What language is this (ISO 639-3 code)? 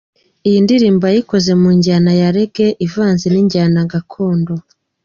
kin